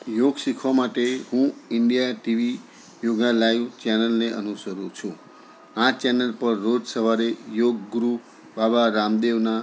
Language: Gujarati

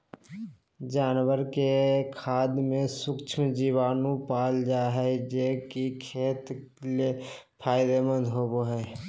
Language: Magahi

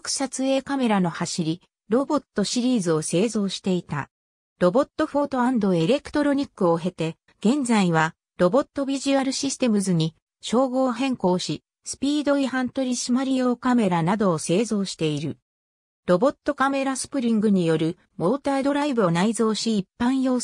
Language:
Japanese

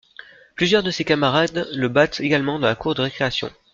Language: French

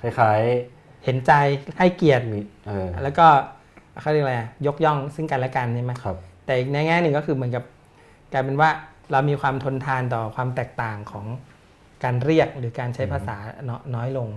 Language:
Thai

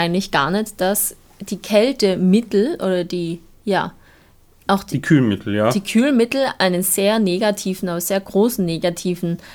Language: German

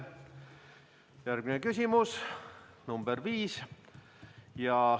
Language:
Estonian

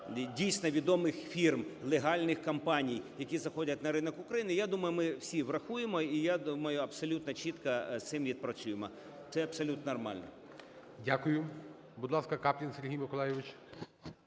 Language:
Ukrainian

